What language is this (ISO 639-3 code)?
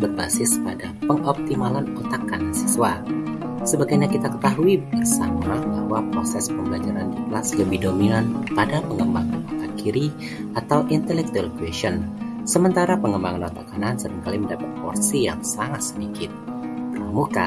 ind